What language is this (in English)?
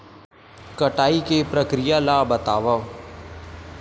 Chhattisgarhi